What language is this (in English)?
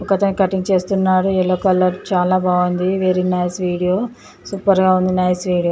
Telugu